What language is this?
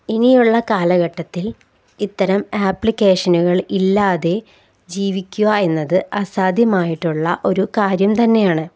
Malayalam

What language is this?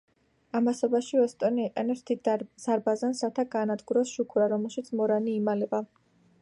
Georgian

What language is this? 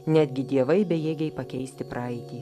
Lithuanian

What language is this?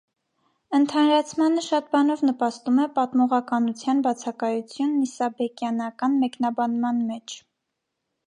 Armenian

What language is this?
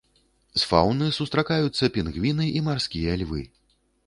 Belarusian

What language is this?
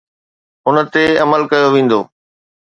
Sindhi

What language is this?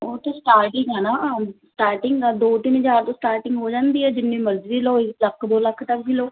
Punjabi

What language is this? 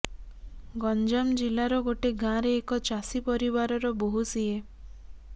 Odia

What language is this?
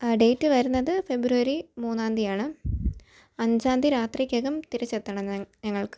Malayalam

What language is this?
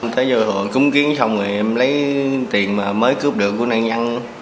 Vietnamese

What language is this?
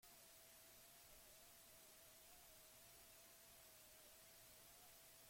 Basque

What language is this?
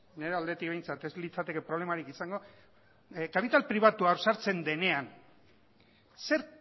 Basque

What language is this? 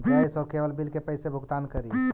Magahi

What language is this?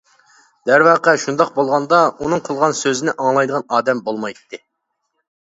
Uyghur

